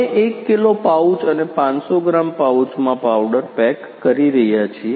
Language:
Gujarati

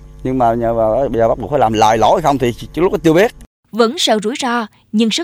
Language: Vietnamese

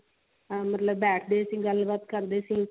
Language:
Punjabi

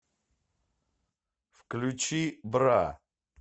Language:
Russian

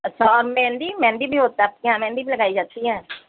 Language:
Urdu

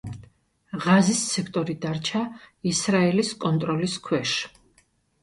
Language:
Georgian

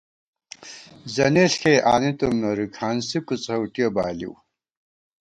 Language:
Gawar-Bati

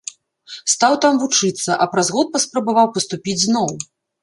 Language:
Belarusian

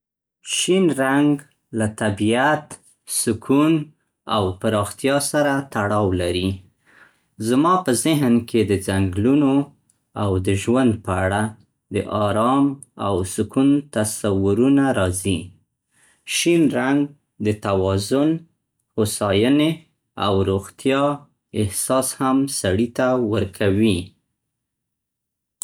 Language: Central Pashto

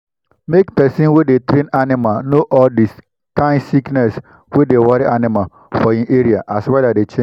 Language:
Nigerian Pidgin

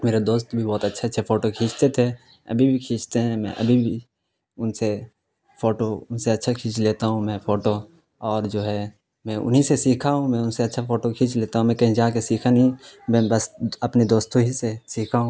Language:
Urdu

